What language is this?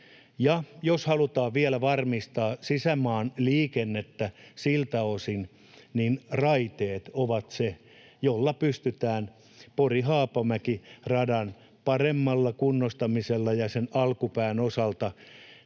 Finnish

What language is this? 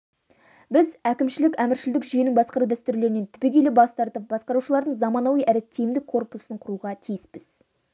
Kazakh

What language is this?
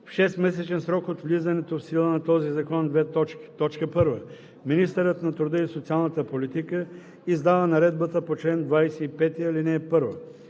Bulgarian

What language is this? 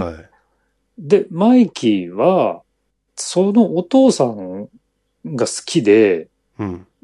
Japanese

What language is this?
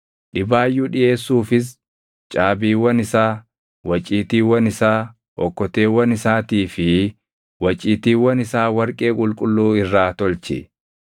Oromo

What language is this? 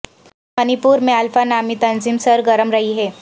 Urdu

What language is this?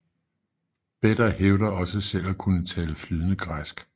Danish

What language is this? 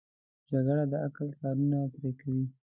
Pashto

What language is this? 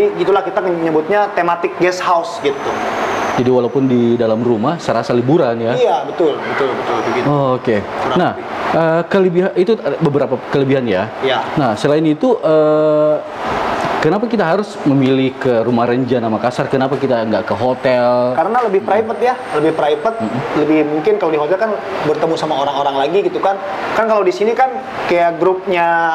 Indonesian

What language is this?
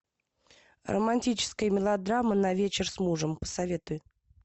Russian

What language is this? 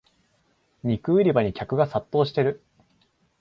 Japanese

